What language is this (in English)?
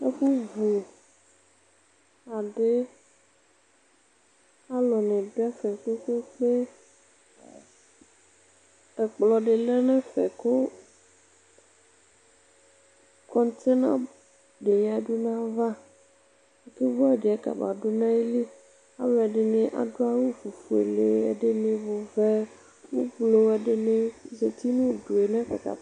Ikposo